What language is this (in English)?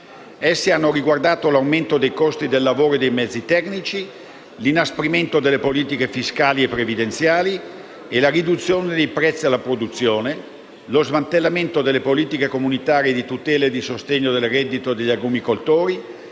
Italian